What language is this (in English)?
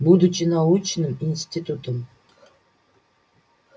Russian